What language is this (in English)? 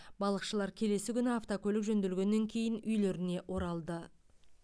Kazakh